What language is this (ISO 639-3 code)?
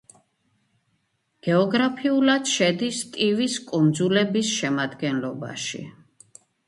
kat